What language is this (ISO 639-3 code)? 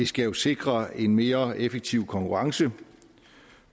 dan